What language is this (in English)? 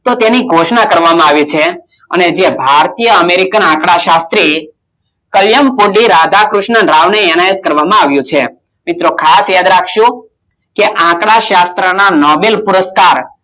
Gujarati